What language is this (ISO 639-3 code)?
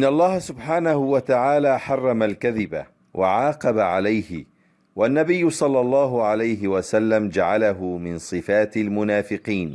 ara